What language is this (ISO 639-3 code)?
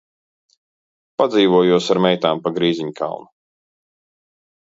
lav